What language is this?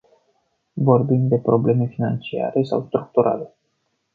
Romanian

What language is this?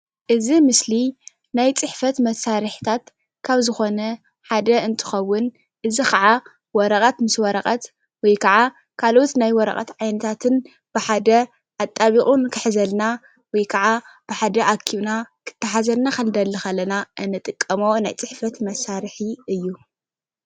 Tigrinya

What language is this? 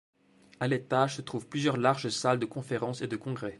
French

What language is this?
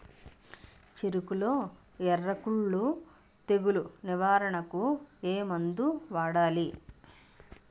Telugu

